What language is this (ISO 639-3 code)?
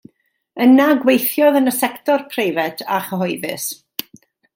cym